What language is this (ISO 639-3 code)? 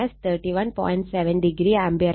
mal